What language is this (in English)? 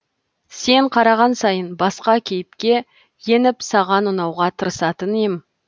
Kazakh